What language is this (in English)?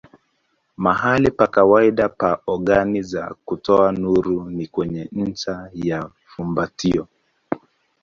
Swahili